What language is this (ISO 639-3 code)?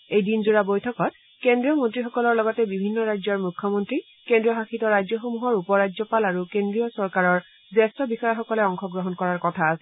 asm